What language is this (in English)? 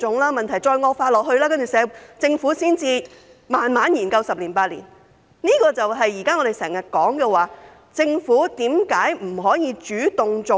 Cantonese